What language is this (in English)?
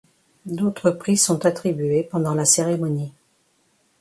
French